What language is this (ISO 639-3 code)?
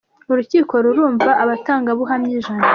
kin